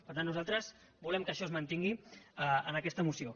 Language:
Catalan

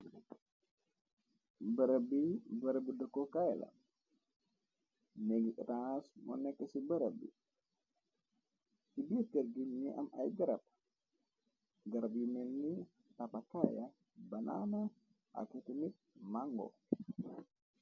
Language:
Wolof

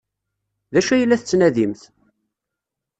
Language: Kabyle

